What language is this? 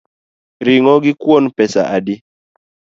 Luo (Kenya and Tanzania)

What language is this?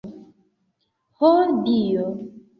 Esperanto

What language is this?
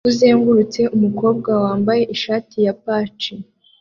Kinyarwanda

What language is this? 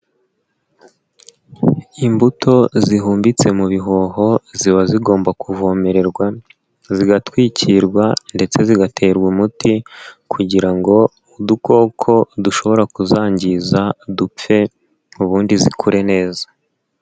Kinyarwanda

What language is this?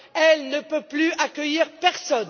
French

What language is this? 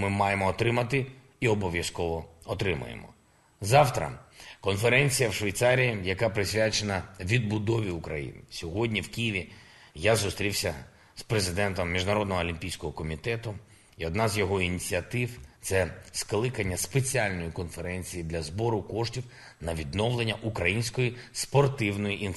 Ukrainian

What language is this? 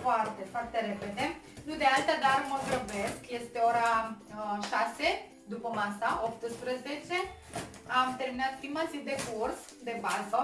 Romanian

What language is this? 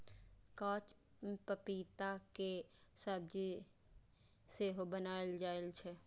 Maithili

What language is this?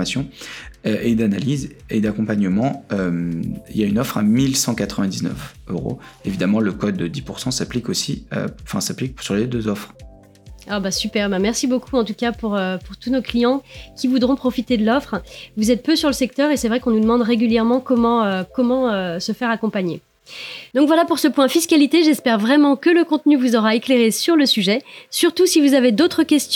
French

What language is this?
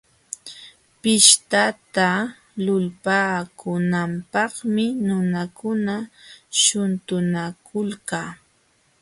Jauja Wanca Quechua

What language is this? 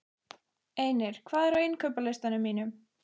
Icelandic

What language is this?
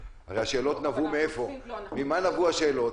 Hebrew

